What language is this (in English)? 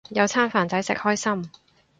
Cantonese